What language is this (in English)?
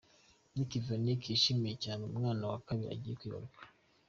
Kinyarwanda